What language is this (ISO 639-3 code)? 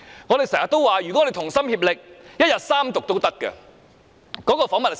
yue